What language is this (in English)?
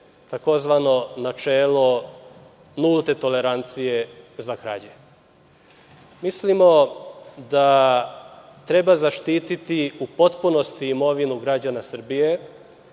Serbian